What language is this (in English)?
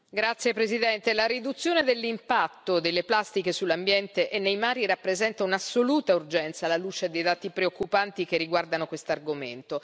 Italian